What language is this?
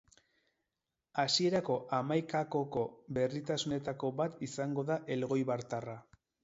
Basque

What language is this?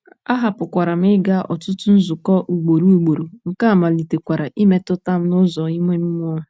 Igbo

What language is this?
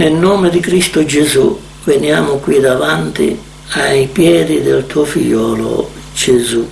Italian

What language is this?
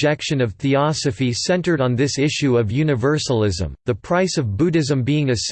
English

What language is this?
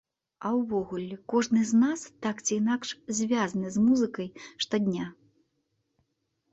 Belarusian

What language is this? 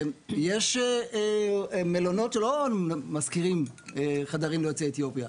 Hebrew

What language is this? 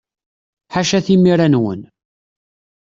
Kabyle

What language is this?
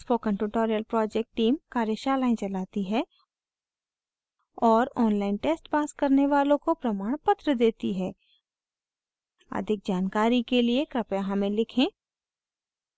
Hindi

